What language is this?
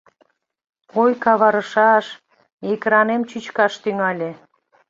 Mari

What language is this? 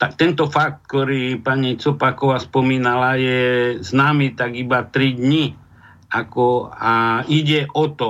Slovak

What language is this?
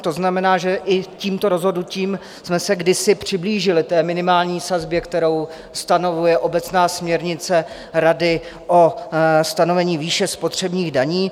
Czech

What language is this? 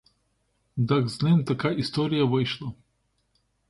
Ukrainian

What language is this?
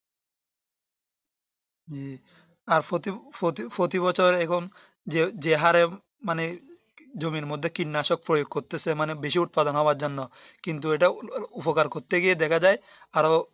Bangla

